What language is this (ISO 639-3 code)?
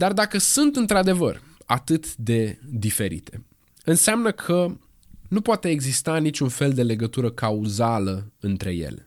ron